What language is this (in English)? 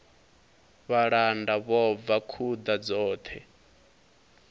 Venda